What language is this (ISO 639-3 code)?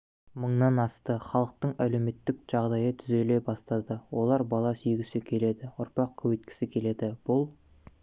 kaz